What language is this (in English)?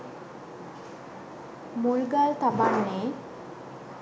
Sinhala